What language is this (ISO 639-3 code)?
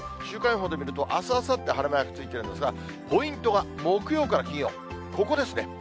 jpn